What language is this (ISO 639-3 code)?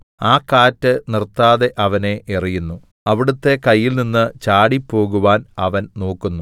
mal